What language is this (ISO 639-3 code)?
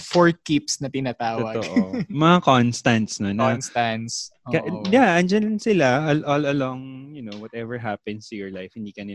fil